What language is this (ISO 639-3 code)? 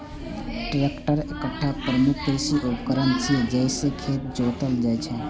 mai